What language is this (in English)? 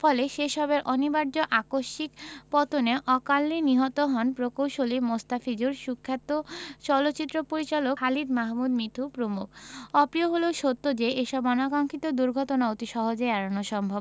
Bangla